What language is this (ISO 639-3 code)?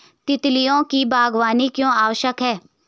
hin